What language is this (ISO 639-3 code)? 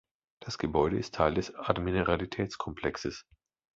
deu